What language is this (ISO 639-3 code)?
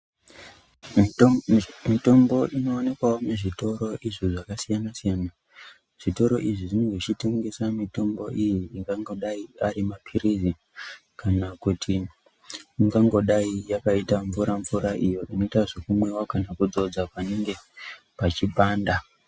ndc